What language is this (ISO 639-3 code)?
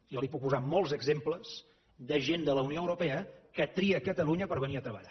cat